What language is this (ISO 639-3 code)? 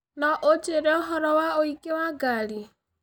kik